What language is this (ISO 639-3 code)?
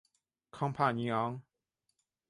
zho